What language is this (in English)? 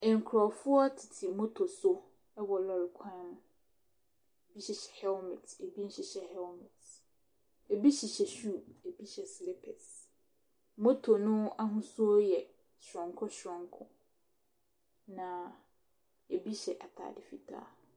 Akan